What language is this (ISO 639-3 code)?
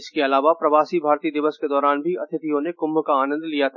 hin